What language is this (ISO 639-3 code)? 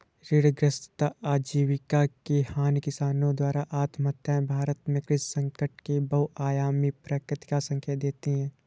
hin